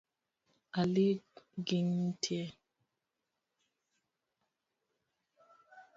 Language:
Luo (Kenya and Tanzania)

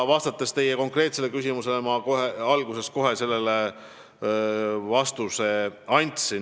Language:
Estonian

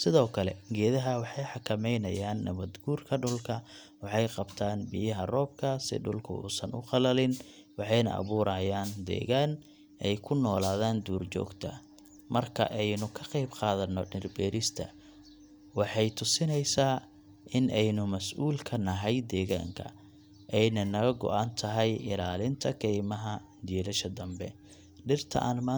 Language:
Somali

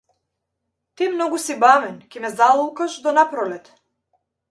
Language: Macedonian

